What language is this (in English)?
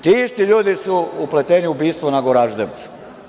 Serbian